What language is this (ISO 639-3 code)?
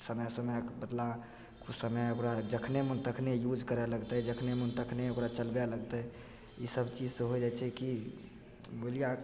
mai